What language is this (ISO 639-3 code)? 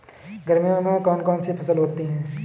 hin